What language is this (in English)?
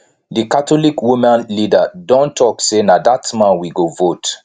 Nigerian Pidgin